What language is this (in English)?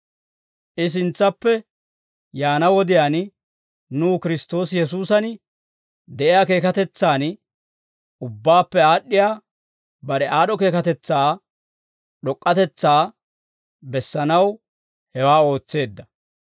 Dawro